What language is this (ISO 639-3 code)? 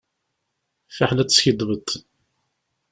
kab